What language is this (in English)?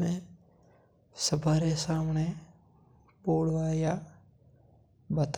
Mewari